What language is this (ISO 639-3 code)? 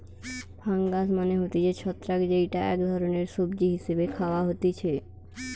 ben